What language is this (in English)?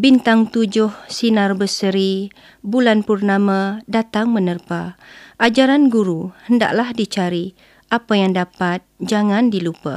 Malay